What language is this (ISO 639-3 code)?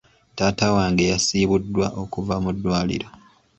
lug